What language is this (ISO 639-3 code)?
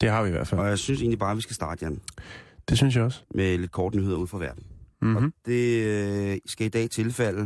dan